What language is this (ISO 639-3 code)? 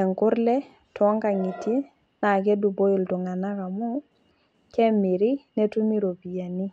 mas